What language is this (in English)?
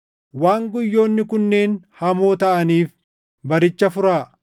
Oromo